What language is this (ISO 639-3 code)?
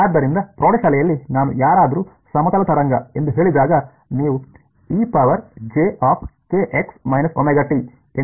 kan